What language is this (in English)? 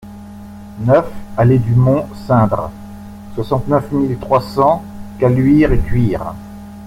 French